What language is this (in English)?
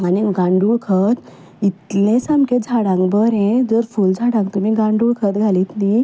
Konkani